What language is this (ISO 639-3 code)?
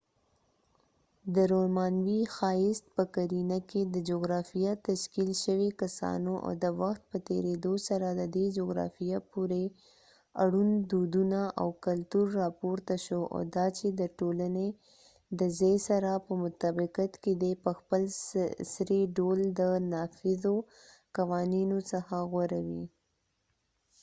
pus